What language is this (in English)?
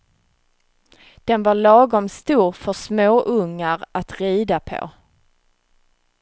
Swedish